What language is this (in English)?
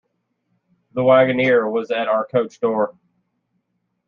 English